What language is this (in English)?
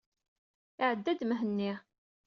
Kabyle